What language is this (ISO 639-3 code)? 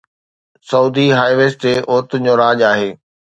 snd